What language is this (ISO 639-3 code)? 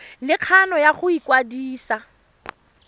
tsn